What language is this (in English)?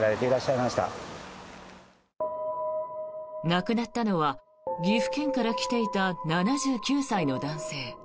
Japanese